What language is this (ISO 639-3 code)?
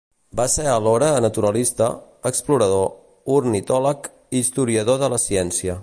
cat